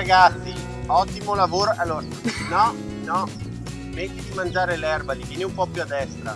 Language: Italian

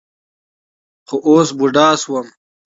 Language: Pashto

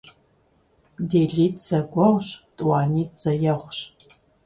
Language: Kabardian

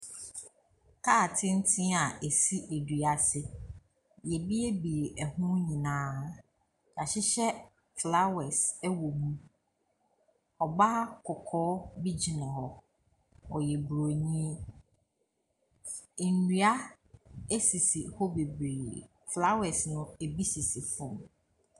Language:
Akan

